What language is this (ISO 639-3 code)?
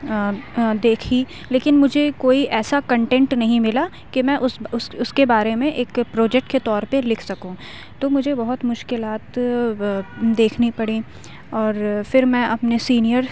urd